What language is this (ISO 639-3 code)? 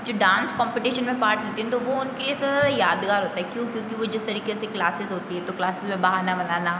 hin